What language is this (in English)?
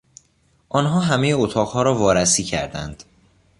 Persian